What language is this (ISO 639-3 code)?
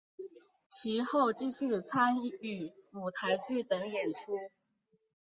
zho